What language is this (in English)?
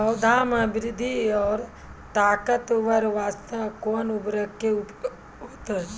Maithili